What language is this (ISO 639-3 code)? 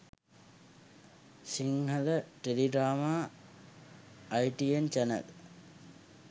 sin